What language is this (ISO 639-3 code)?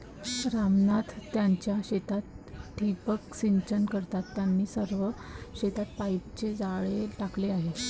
mar